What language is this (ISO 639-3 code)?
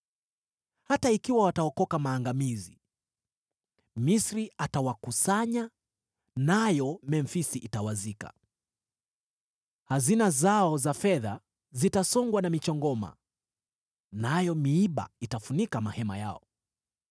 swa